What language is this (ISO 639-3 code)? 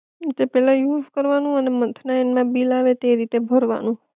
guj